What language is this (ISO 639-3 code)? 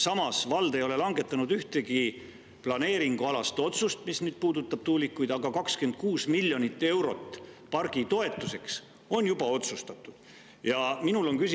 est